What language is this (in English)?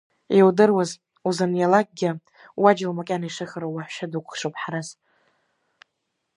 Abkhazian